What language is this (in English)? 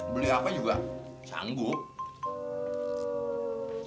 Indonesian